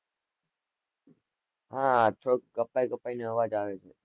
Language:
Gujarati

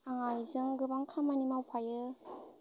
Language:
Bodo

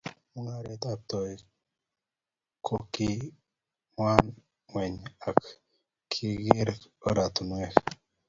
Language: Kalenjin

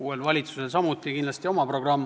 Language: Estonian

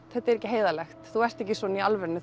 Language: Icelandic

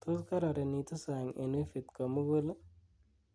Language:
Kalenjin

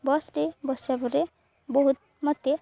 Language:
Odia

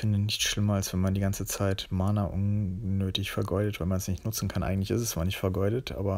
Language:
German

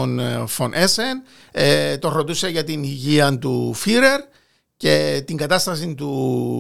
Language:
Greek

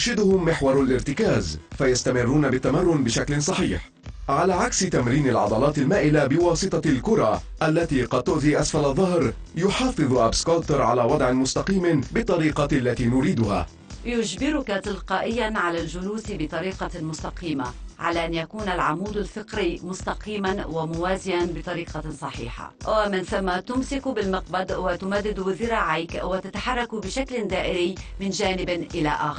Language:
Arabic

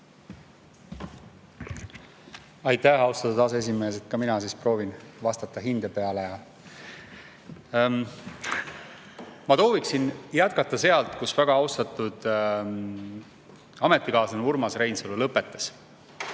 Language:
Estonian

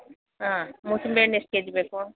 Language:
Kannada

